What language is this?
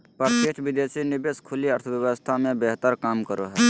Magahi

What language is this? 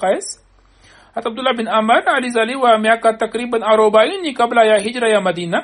Swahili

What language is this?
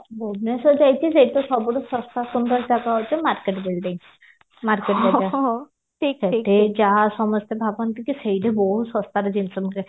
Odia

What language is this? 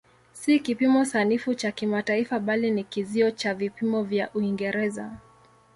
Swahili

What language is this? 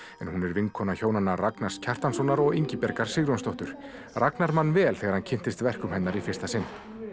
Icelandic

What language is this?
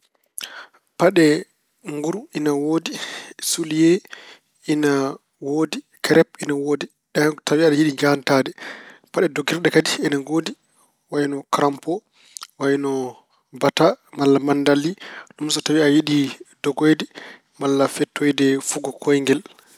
Fula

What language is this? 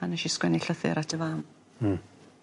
Welsh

